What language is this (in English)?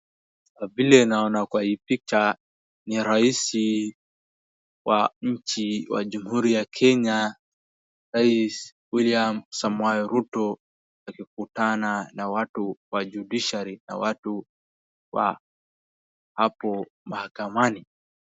Swahili